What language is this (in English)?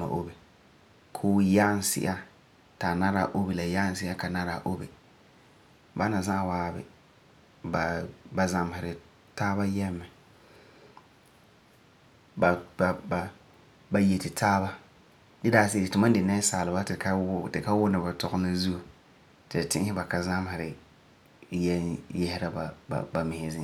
Frafra